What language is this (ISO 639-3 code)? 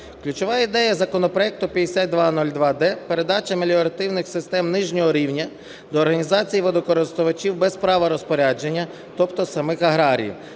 ukr